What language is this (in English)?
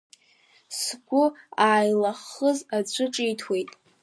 Abkhazian